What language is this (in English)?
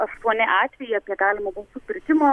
Lithuanian